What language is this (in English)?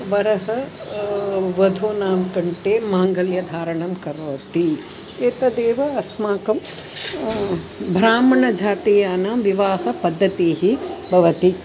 Sanskrit